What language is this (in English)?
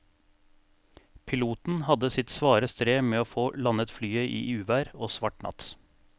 Norwegian